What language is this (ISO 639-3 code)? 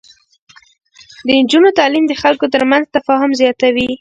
pus